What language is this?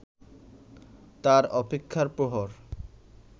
Bangla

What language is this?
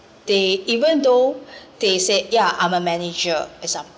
English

